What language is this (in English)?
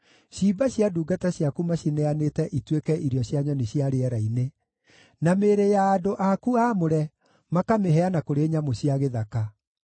Kikuyu